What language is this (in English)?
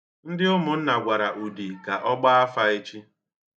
Igbo